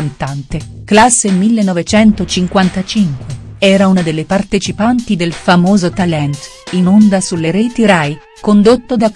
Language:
Italian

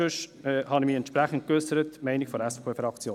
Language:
Swiss German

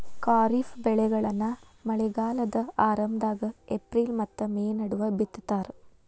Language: Kannada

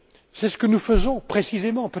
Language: French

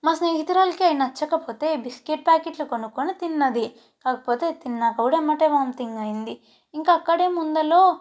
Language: Telugu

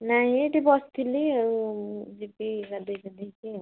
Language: Odia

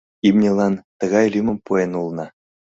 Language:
Mari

